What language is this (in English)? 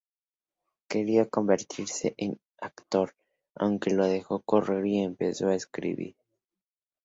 Spanish